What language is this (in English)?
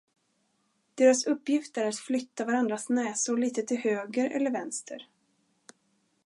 Swedish